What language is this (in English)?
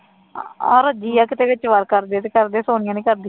Punjabi